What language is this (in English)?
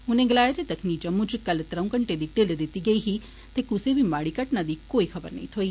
Dogri